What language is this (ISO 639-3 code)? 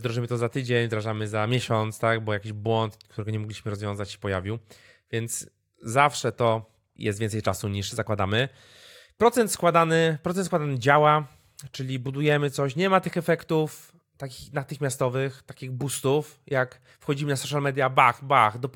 pol